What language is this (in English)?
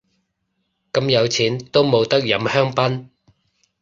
Cantonese